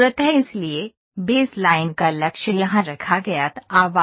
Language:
Hindi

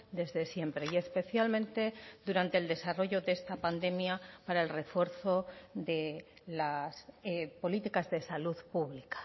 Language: Spanish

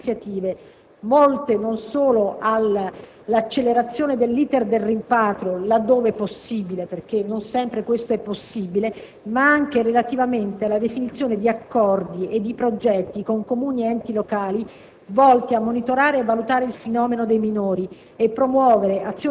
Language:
Italian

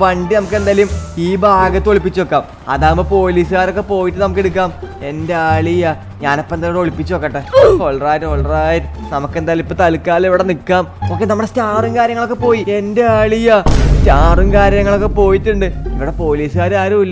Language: Thai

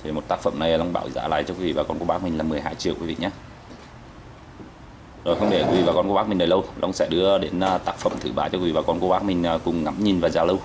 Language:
Vietnamese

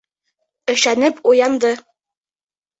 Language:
Bashkir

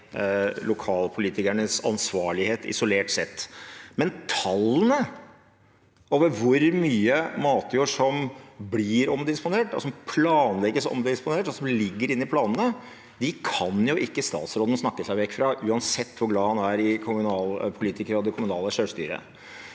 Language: Norwegian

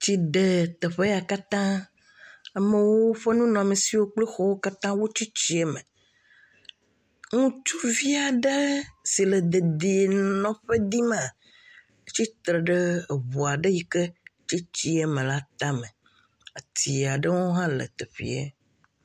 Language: Ewe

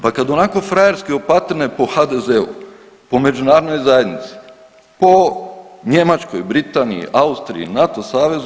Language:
Croatian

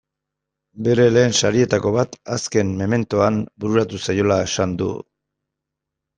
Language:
Basque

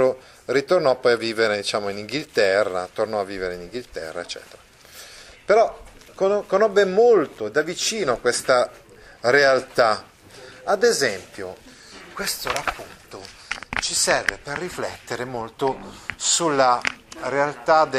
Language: Italian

